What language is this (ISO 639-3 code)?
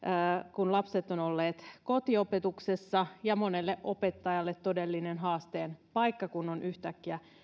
fin